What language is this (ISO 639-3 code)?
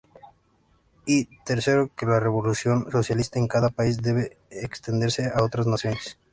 spa